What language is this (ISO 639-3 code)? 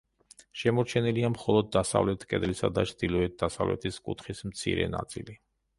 kat